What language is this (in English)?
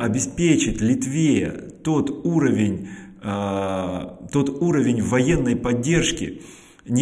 Russian